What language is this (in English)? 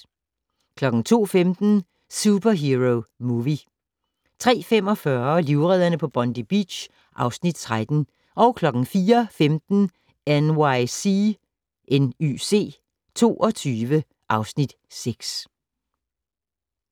Danish